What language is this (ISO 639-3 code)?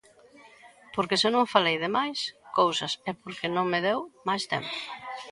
glg